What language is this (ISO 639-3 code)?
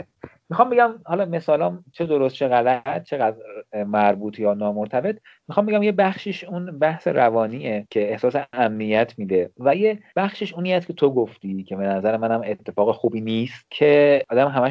fas